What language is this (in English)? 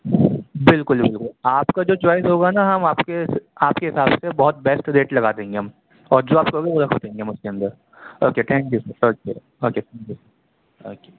Urdu